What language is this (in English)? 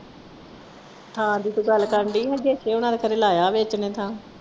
Punjabi